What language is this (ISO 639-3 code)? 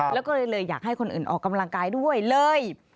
tha